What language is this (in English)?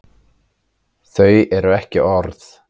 Icelandic